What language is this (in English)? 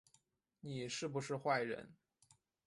Chinese